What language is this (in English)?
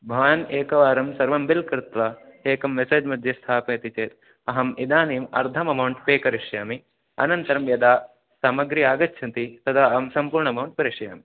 Sanskrit